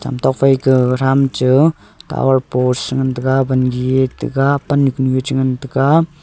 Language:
Wancho Naga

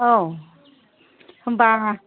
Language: Bodo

